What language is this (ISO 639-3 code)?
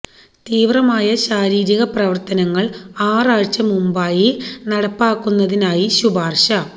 mal